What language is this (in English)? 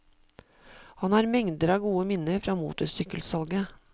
Norwegian